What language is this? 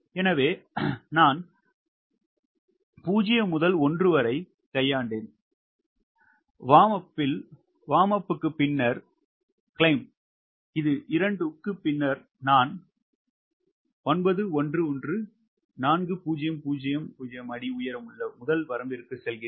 Tamil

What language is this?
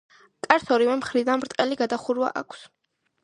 Georgian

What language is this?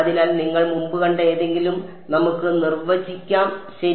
Malayalam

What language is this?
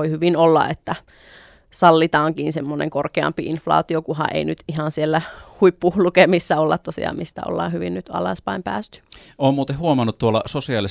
Finnish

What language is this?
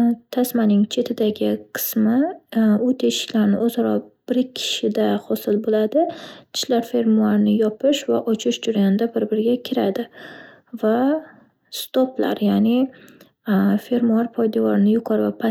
Uzbek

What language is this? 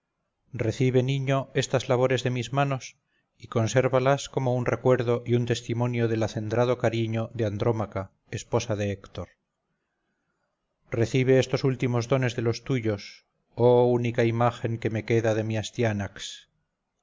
Spanish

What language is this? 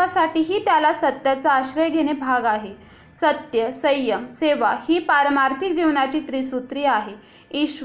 Marathi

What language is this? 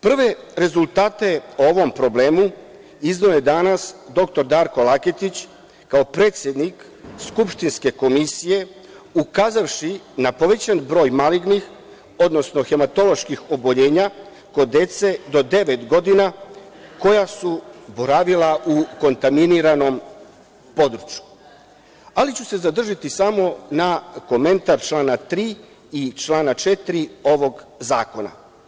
Serbian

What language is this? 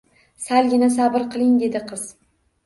Uzbek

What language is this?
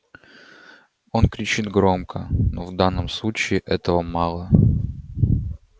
Russian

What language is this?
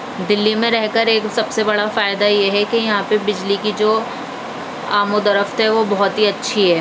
Urdu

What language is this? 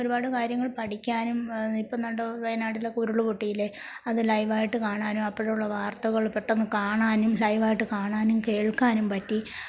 Malayalam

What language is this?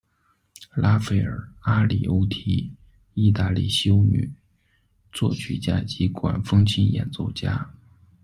Chinese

